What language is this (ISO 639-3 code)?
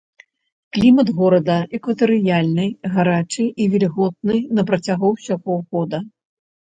bel